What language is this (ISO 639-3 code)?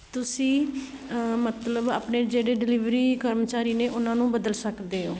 pan